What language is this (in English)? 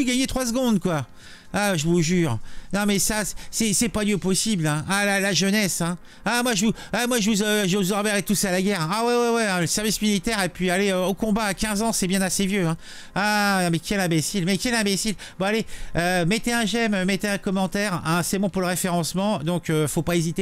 French